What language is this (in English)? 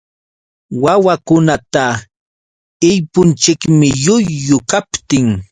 Yauyos Quechua